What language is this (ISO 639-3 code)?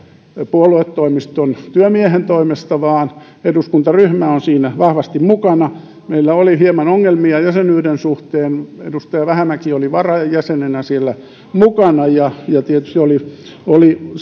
fin